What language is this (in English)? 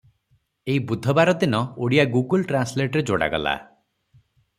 Odia